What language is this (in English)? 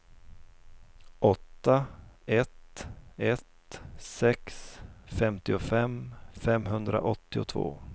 Swedish